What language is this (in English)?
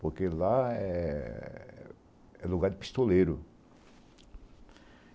Portuguese